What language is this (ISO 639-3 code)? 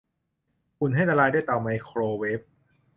tha